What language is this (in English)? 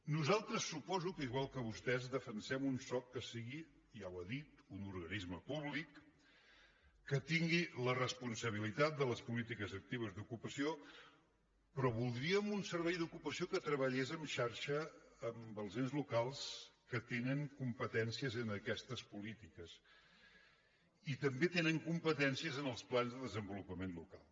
Catalan